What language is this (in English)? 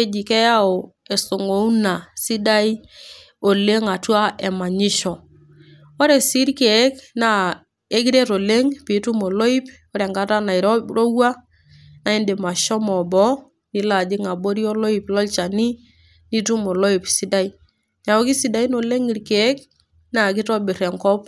Masai